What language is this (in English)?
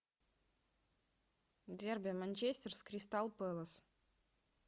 Russian